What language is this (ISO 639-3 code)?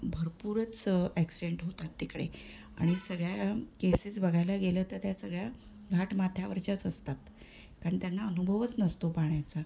mar